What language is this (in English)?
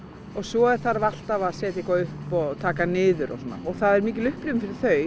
Icelandic